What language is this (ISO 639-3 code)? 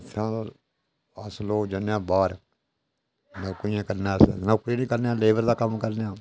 doi